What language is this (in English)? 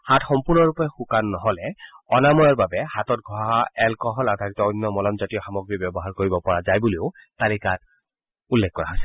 Assamese